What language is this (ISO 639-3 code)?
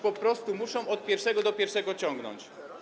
pol